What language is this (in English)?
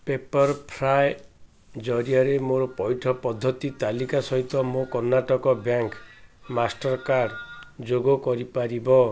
Odia